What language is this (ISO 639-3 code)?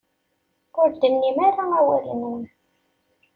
kab